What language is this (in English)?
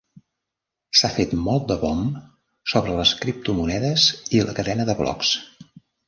Catalan